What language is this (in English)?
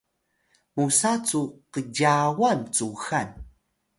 Atayal